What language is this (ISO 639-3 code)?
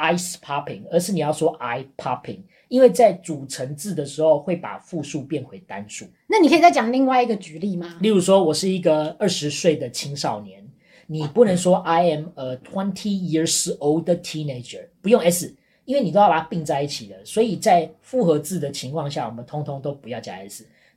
zho